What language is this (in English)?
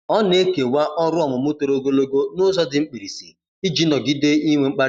Igbo